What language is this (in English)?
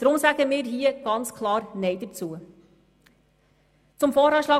Swiss German